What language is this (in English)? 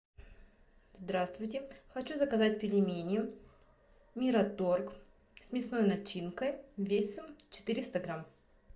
Russian